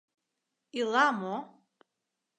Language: Mari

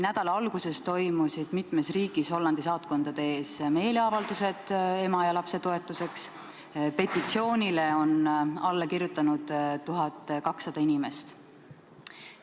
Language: Estonian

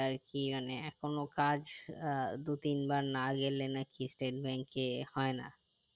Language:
Bangla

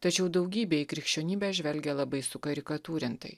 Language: Lithuanian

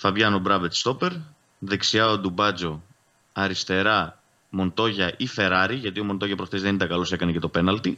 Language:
Greek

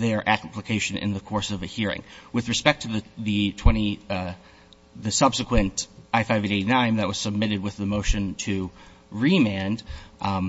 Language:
English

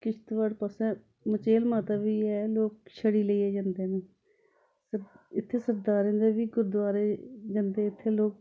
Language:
Dogri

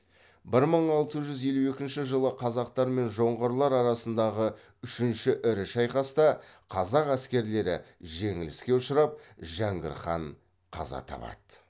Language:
Kazakh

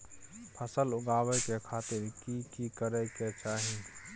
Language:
Maithili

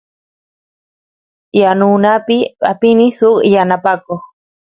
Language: Santiago del Estero Quichua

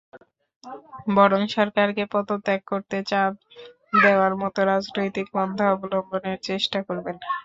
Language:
Bangla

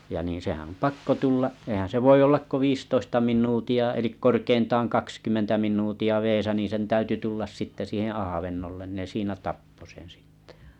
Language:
Finnish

